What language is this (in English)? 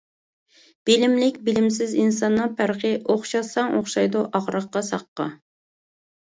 Uyghur